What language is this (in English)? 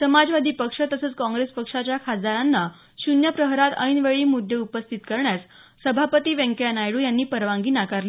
Marathi